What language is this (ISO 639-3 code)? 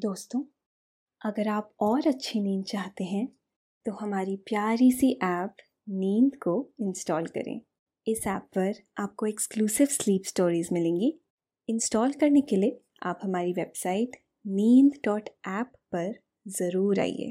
hin